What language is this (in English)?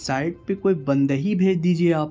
Urdu